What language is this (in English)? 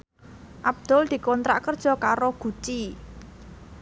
Javanese